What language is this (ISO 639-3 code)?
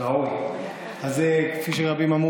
heb